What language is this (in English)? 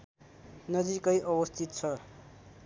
Nepali